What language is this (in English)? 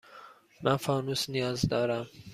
Persian